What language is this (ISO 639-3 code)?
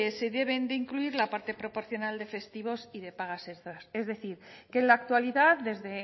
spa